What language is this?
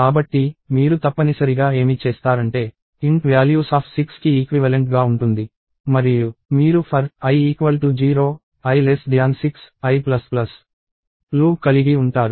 Telugu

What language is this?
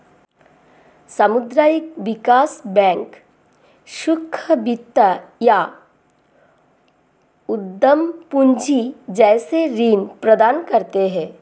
Hindi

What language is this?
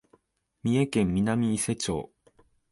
Japanese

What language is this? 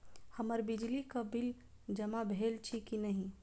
Maithili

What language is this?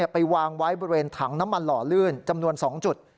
Thai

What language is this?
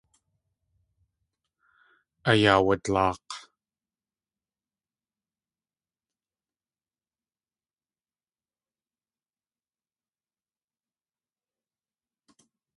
Tlingit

